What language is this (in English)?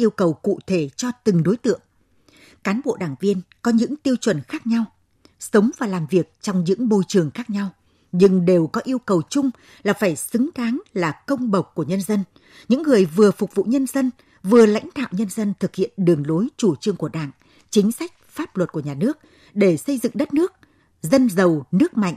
Vietnamese